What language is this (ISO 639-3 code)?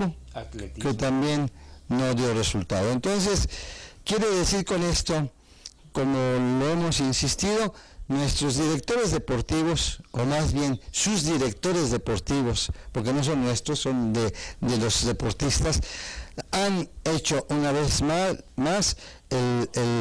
spa